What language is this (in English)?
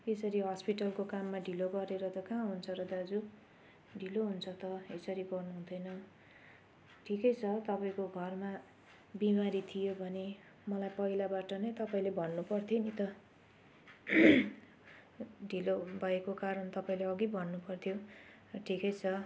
Nepali